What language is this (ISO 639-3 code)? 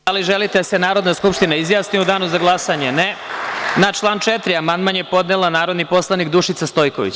srp